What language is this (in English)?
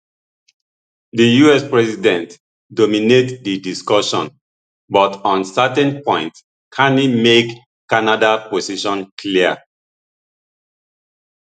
Nigerian Pidgin